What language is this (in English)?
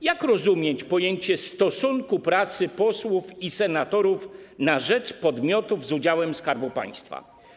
Polish